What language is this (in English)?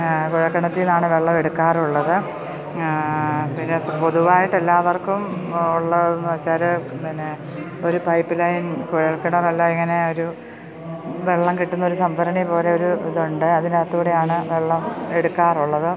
Malayalam